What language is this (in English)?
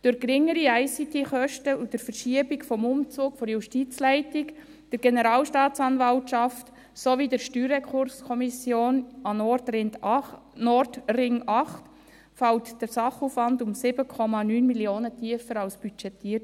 Swiss German